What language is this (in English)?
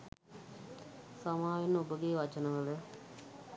Sinhala